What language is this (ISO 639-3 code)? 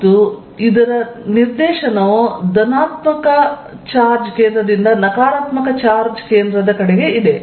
kan